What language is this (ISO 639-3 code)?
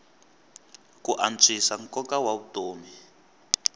tso